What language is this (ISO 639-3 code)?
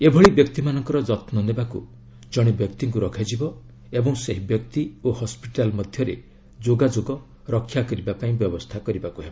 ori